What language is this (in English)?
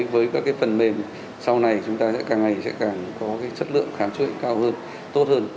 Vietnamese